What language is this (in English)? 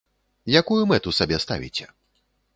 Belarusian